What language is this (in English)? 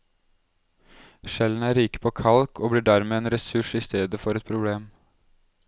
Norwegian